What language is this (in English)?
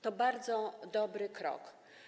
Polish